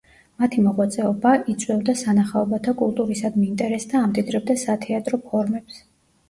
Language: Georgian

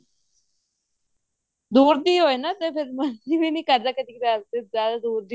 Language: Punjabi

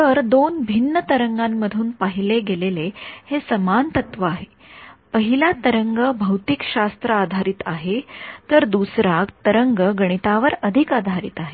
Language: Marathi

